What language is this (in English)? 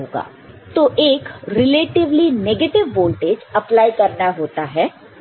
Hindi